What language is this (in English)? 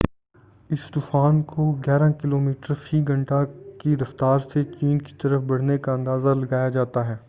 Urdu